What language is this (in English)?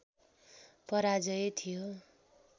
Nepali